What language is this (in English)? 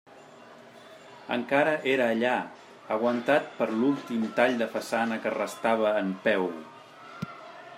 Catalan